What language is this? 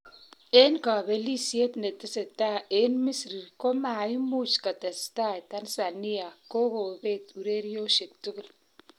Kalenjin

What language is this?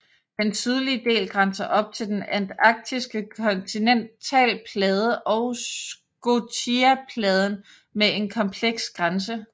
Danish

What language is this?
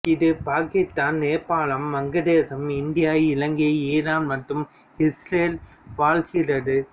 Tamil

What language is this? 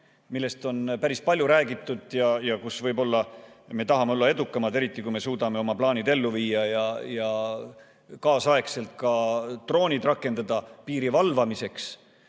Estonian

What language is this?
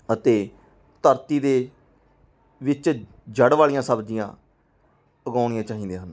Punjabi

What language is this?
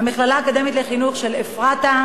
Hebrew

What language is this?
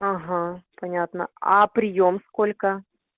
Russian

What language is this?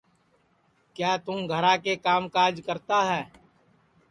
Sansi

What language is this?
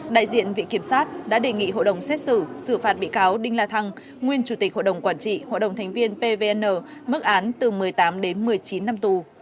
Vietnamese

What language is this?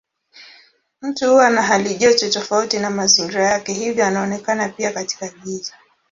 Swahili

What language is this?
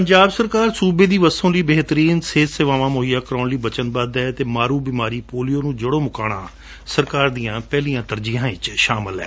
Punjabi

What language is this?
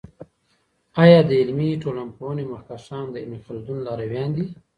Pashto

